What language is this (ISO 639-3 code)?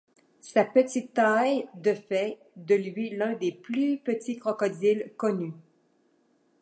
fra